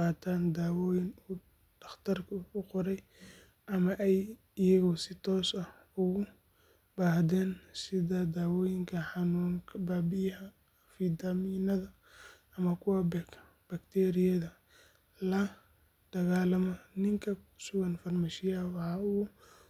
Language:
Somali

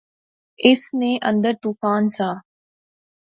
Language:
Pahari-Potwari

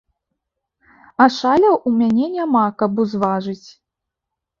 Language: Belarusian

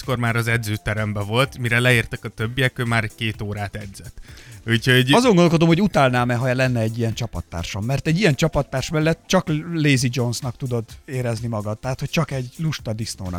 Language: Hungarian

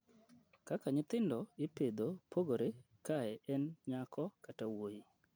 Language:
Luo (Kenya and Tanzania)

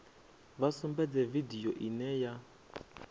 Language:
Venda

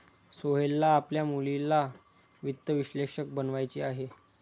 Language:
Marathi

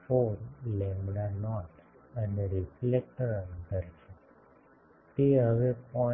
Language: Gujarati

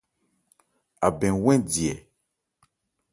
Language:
Ebrié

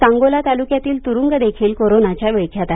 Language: Marathi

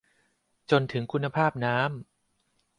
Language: Thai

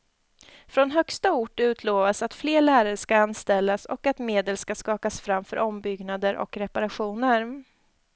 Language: Swedish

